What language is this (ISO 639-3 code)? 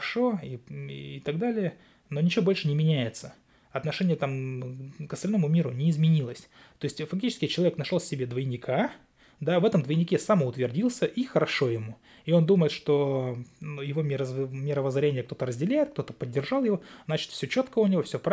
rus